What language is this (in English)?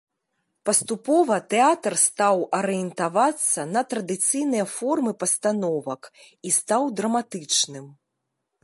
Belarusian